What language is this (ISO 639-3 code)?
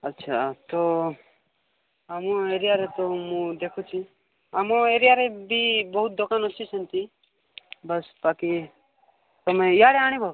ori